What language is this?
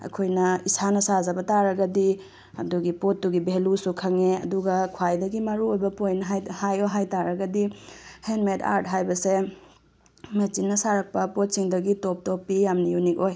Manipuri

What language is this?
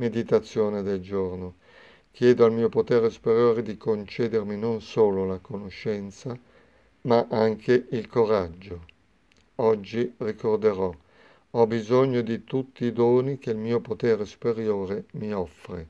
Italian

